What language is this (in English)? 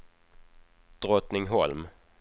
Swedish